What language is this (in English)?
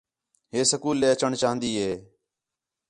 Khetrani